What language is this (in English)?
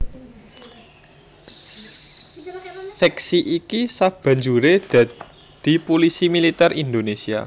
Javanese